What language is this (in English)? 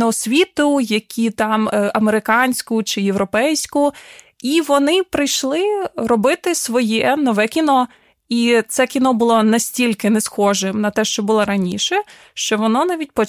Ukrainian